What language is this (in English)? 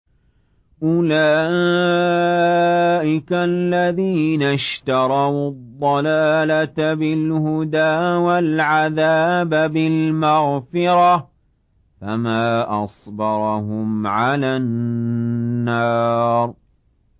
Arabic